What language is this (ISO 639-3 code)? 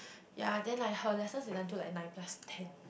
eng